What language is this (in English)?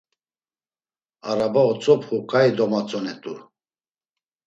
Laz